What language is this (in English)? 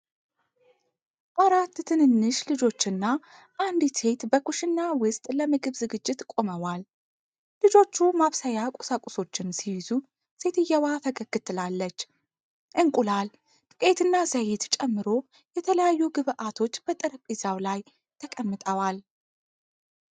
Amharic